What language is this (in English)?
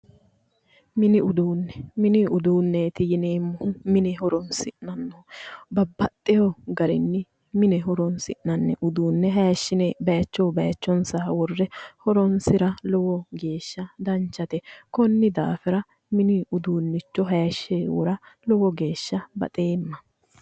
Sidamo